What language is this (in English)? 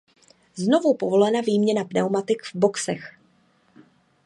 Czech